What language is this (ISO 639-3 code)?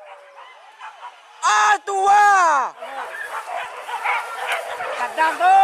ara